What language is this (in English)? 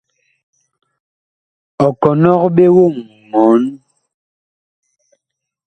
Bakoko